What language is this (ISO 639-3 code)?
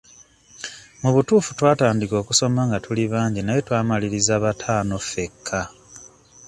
lug